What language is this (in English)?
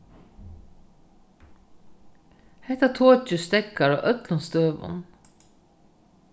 Faroese